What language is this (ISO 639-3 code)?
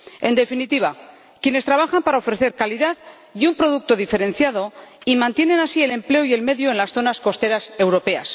spa